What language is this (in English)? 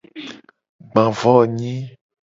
Gen